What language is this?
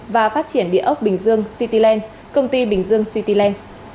Vietnamese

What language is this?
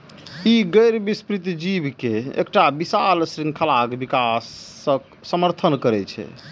Maithili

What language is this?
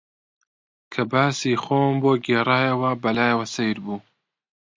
Central Kurdish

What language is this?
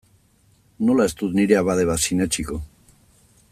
Basque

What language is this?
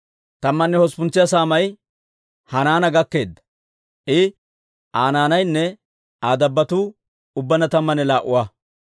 Dawro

